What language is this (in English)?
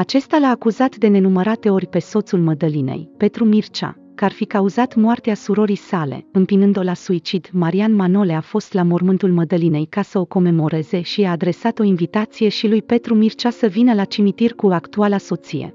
Romanian